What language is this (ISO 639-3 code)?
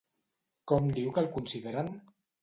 cat